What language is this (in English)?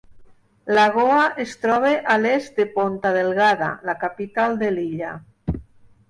Catalan